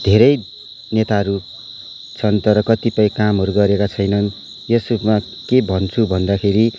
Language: Nepali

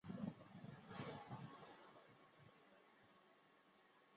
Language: Chinese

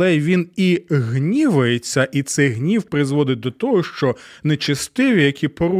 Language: Ukrainian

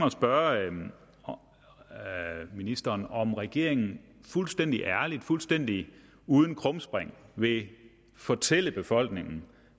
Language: Danish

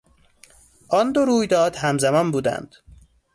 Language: Persian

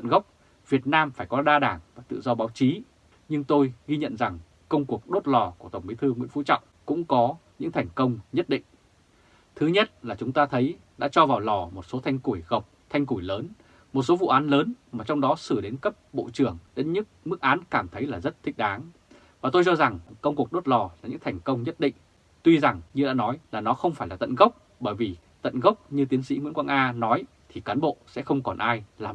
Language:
Vietnamese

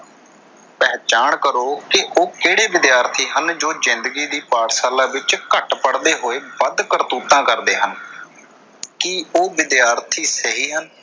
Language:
Punjabi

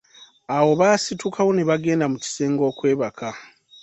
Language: Ganda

